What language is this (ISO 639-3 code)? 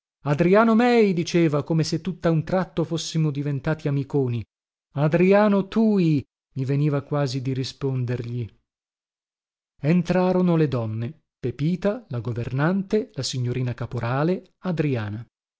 ita